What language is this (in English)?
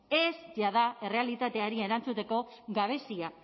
Basque